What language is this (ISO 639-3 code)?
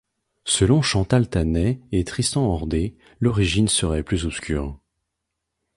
fra